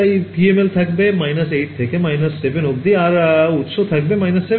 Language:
Bangla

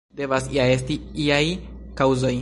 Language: Esperanto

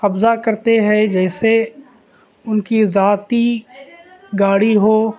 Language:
Urdu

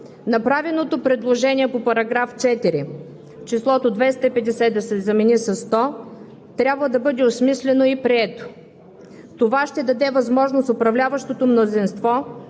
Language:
Bulgarian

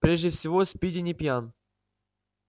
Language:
Russian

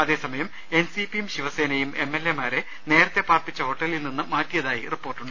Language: Malayalam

